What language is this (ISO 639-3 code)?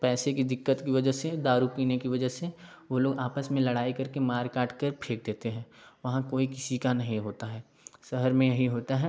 hin